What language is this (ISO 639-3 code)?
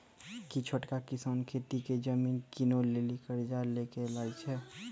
mai